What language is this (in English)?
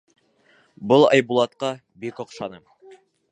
Bashkir